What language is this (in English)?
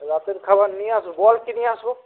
Bangla